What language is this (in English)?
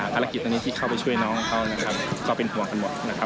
Thai